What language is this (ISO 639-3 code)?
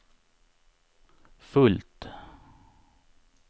swe